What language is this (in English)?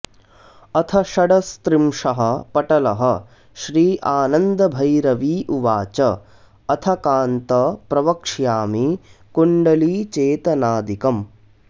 Sanskrit